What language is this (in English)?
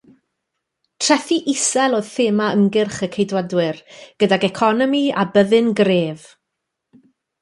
Welsh